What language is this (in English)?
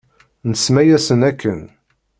Kabyle